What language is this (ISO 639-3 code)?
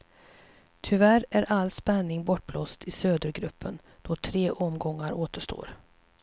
swe